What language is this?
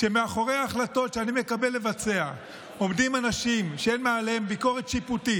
Hebrew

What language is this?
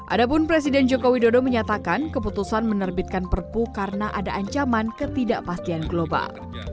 Indonesian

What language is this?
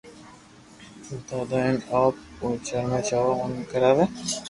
Loarki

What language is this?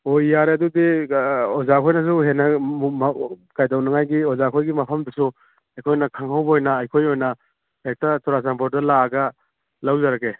Manipuri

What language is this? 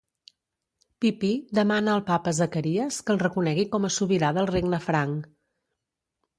Catalan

